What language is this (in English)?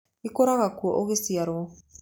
Kikuyu